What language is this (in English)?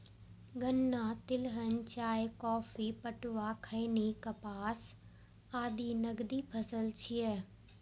Maithili